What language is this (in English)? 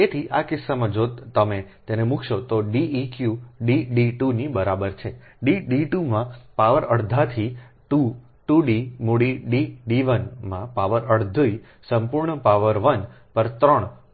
Gujarati